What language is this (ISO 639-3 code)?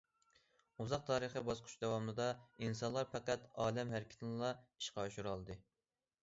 uig